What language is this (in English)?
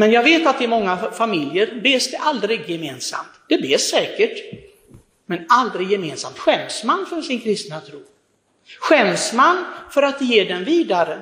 Swedish